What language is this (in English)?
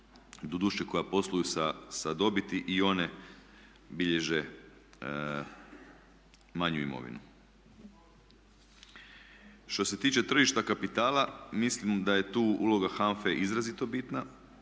Croatian